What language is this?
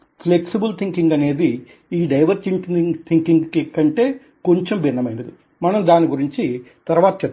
Telugu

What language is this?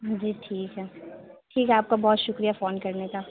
Urdu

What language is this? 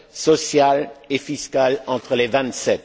French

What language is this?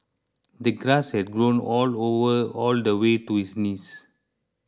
English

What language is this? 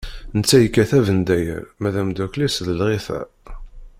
Kabyle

